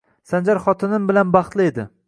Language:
Uzbek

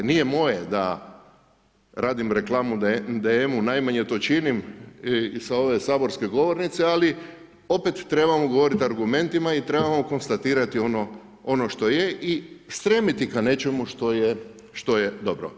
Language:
Croatian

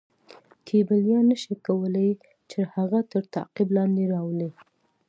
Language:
Pashto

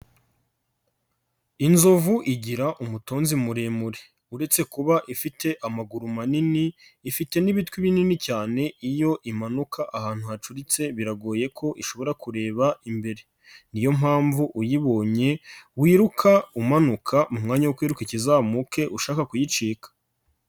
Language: Kinyarwanda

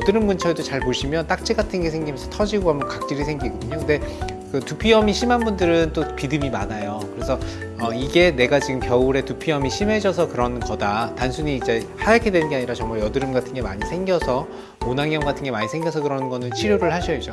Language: Korean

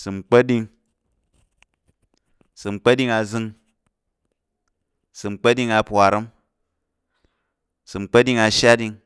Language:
Tarok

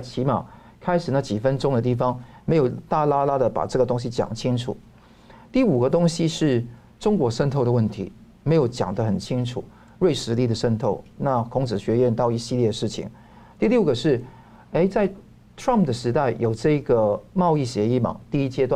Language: Chinese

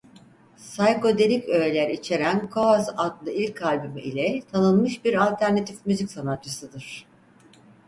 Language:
Turkish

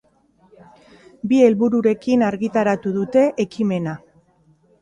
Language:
Basque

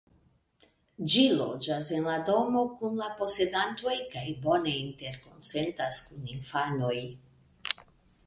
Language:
Esperanto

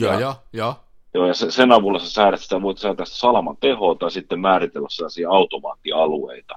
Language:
Finnish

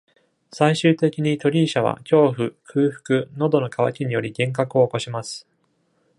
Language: Japanese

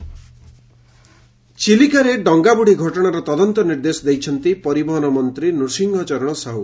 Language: Odia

